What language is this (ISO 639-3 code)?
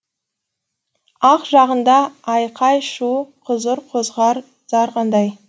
kaz